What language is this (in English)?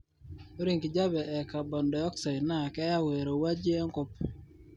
Masai